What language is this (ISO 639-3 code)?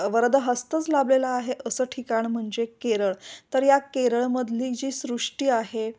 mar